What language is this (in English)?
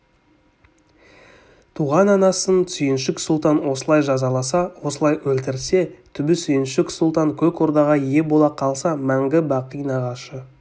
Kazakh